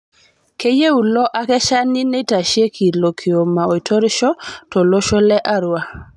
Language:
Masai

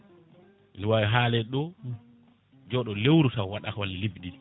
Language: Fula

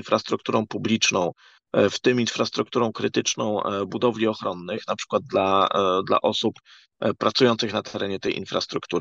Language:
Polish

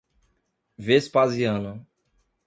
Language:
Portuguese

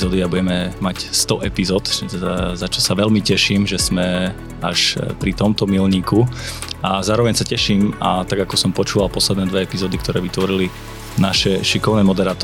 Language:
Slovak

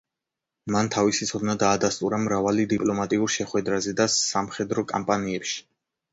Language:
Georgian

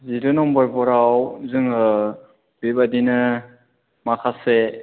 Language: Bodo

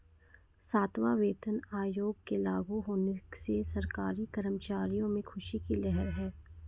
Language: Hindi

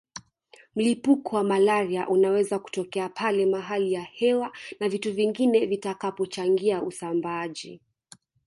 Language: Swahili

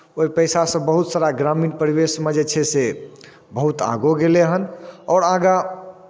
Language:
Maithili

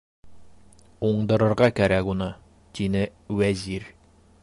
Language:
Bashkir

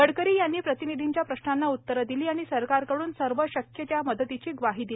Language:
Marathi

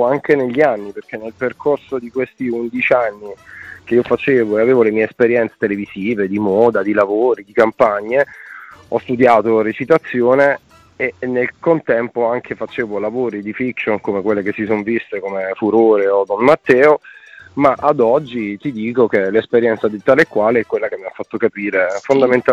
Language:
Italian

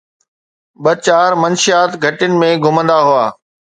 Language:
Sindhi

